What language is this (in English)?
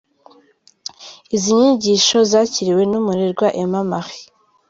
Kinyarwanda